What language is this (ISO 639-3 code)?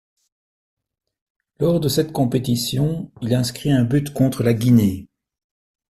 fra